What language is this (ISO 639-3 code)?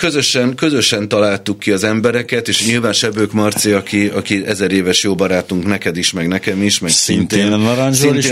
hun